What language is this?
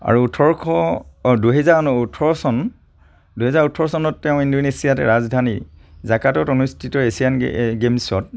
Assamese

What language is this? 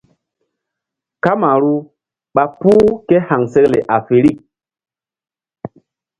Mbum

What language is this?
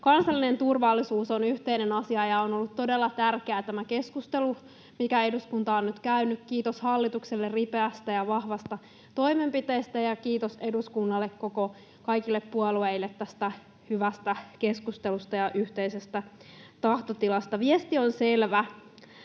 Finnish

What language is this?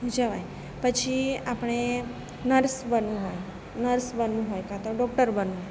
Gujarati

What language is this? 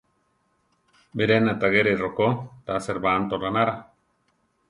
Central Tarahumara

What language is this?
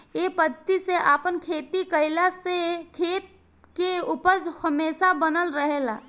Bhojpuri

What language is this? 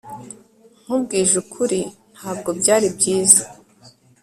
Kinyarwanda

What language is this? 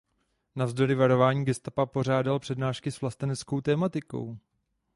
Czech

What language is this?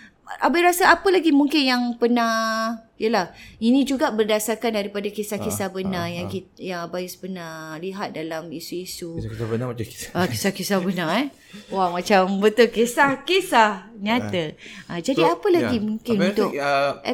Malay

